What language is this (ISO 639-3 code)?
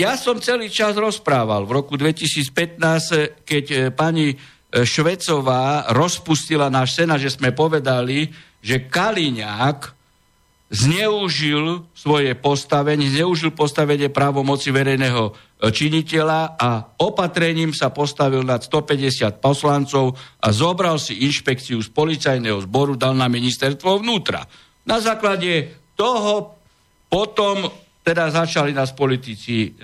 slk